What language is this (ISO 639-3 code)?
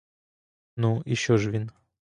ukr